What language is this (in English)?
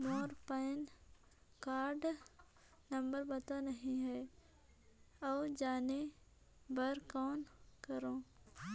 Chhattisgarhi